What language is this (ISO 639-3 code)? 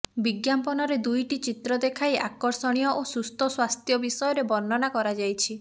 ori